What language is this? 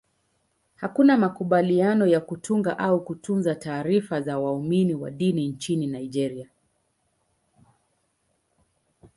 Swahili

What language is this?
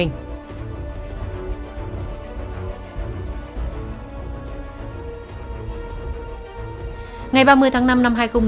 Vietnamese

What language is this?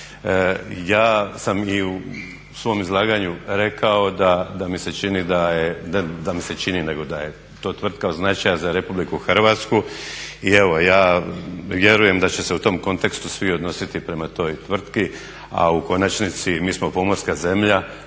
Croatian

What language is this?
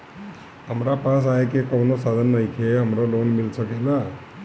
Bhojpuri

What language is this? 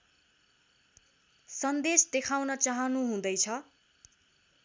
Nepali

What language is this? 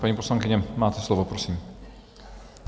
Czech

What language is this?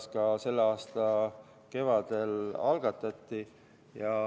Estonian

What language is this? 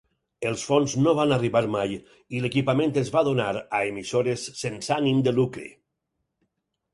Catalan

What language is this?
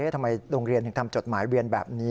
Thai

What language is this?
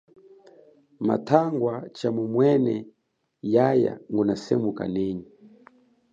Chokwe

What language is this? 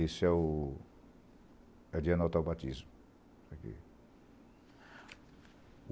Portuguese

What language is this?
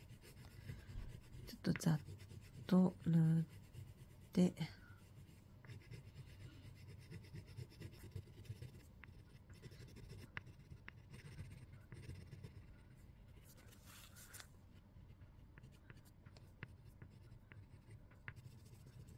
Japanese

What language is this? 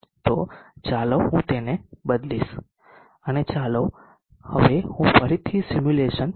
Gujarati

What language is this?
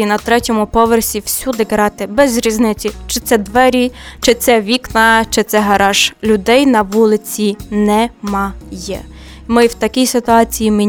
Ukrainian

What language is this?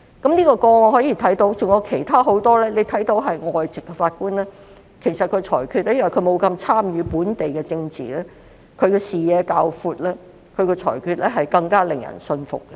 Cantonese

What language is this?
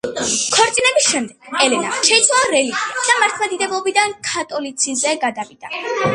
Georgian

